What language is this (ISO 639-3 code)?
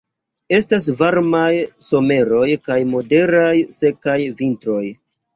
epo